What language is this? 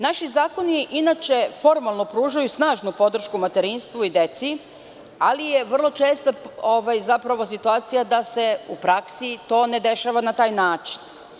Serbian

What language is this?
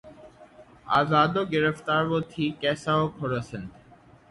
Urdu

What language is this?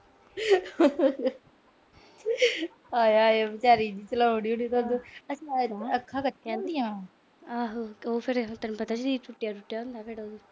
Punjabi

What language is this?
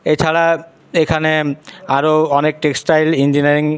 Bangla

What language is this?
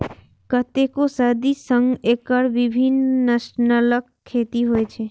Maithili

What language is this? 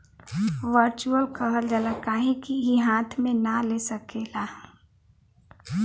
Bhojpuri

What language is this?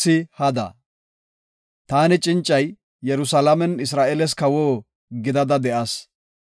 Gofa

